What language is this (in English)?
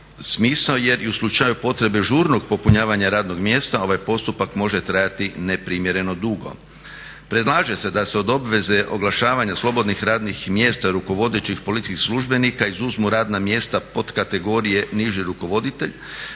Croatian